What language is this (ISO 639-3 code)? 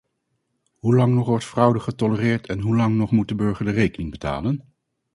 nld